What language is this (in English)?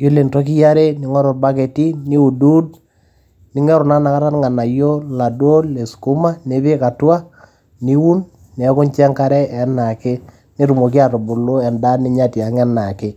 Masai